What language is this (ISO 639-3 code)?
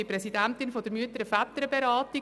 gsw